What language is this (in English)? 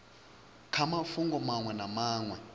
Venda